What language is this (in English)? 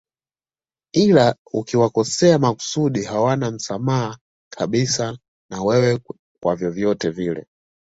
Swahili